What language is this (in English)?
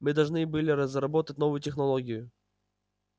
Russian